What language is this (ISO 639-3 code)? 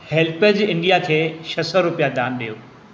snd